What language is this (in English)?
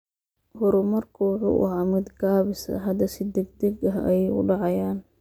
Somali